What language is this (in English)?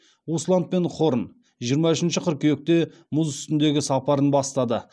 Kazakh